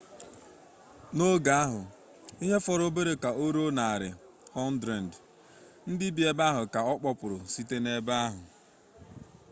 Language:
Igbo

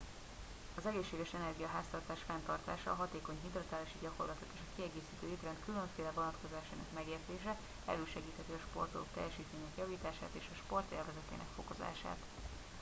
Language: Hungarian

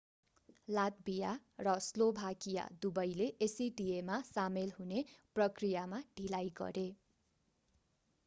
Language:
Nepali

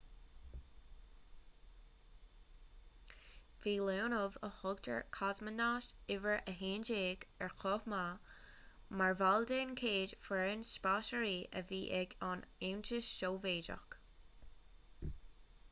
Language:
Irish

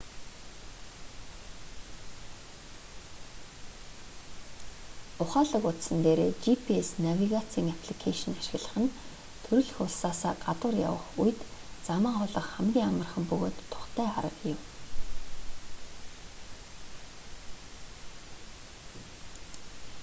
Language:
Mongolian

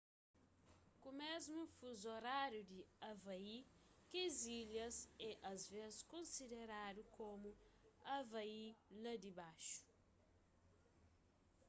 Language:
Kabuverdianu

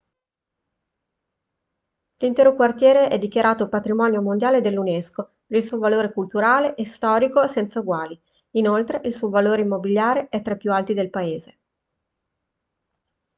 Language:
Italian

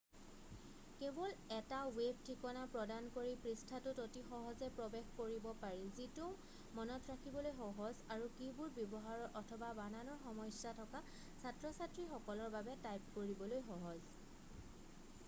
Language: Assamese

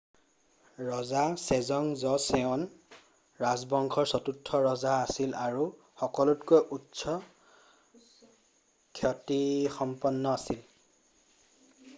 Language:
Assamese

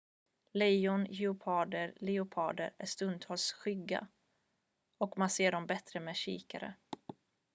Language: Swedish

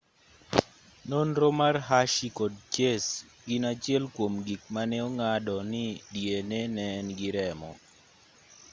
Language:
Luo (Kenya and Tanzania)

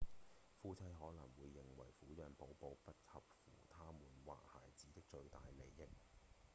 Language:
Cantonese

